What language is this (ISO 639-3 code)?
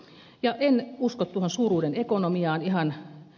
fin